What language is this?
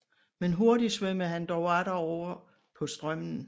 Danish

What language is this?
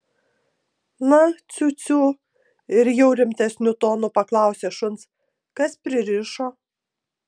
Lithuanian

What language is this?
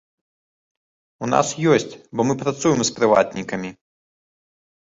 Belarusian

